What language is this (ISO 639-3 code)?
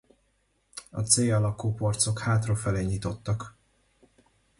hun